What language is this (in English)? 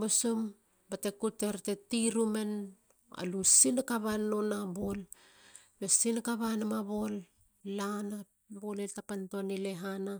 Halia